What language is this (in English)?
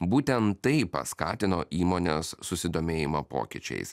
Lithuanian